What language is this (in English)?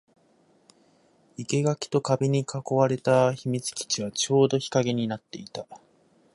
Japanese